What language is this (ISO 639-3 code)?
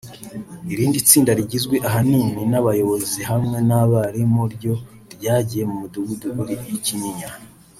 kin